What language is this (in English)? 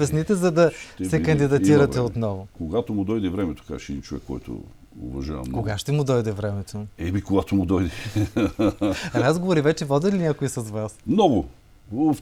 Bulgarian